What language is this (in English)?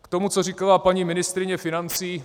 Czech